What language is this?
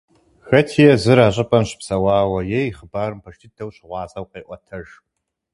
Kabardian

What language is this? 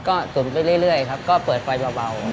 Thai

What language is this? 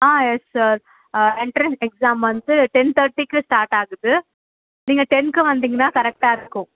Tamil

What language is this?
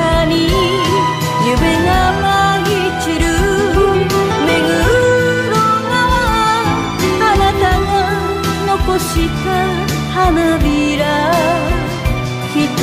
Japanese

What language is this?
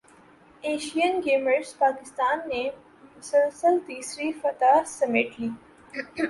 Urdu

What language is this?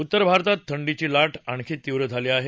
Marathi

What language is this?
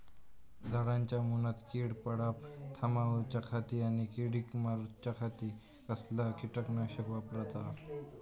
Marathi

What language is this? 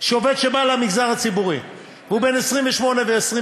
Hebrew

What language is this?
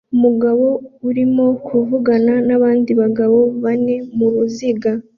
Kinyarwanda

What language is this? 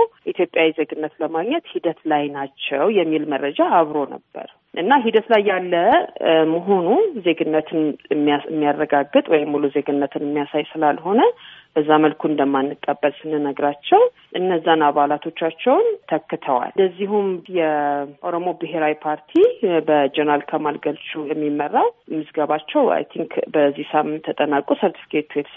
Amharic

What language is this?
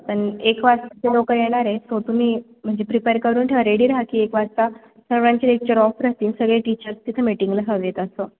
Marathi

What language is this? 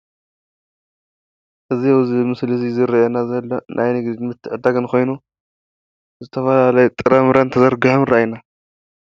Tigrinya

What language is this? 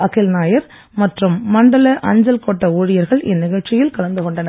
Tamil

